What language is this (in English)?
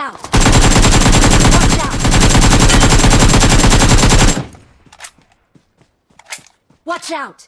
English